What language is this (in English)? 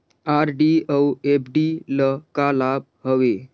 Chhattisgarhi